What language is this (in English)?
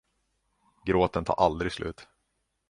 Swedish